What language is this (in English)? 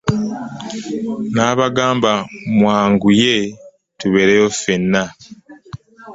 Ganda